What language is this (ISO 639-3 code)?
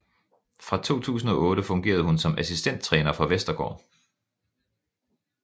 dan